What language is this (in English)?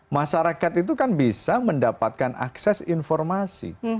Indonesian